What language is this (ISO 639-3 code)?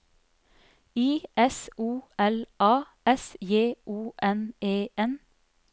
nor